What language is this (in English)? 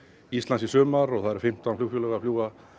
Icelandic